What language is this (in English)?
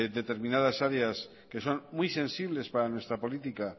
Spanish